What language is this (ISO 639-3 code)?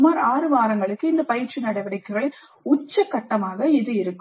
tam